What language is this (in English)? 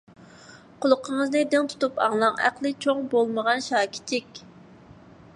Uyghur